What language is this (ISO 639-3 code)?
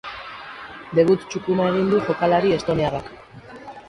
eus